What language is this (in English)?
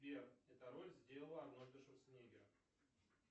Russian